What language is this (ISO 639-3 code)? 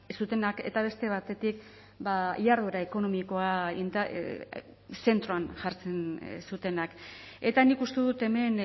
eus